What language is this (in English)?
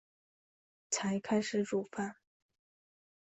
Chinese